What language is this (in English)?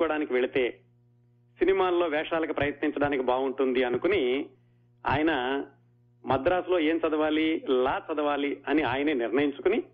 Telugu